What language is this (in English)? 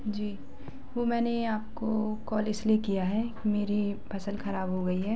Hindi